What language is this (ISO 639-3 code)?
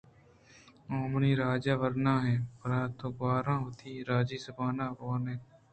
bgp